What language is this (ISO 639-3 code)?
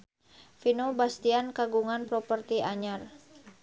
sun